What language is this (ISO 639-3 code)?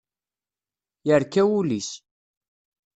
kab